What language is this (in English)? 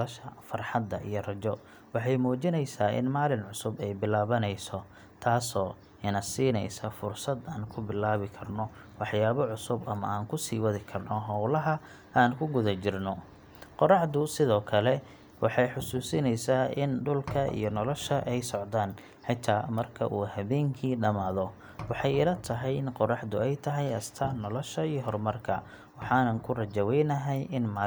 Somali